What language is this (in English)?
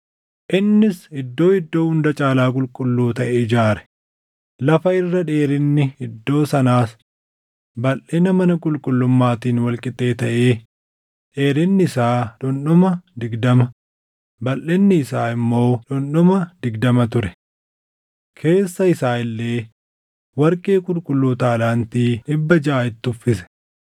Oromo